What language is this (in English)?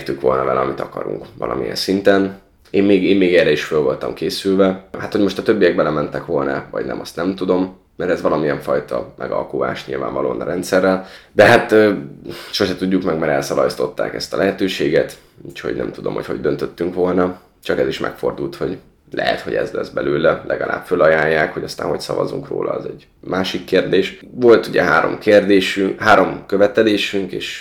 Hungarian